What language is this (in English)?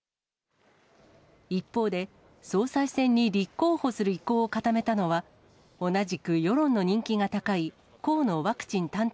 Japanese